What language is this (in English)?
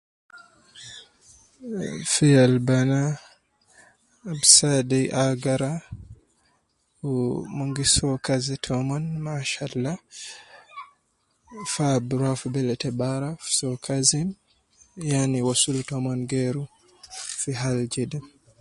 Nubi